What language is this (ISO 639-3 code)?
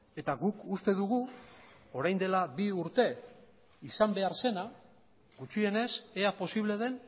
eus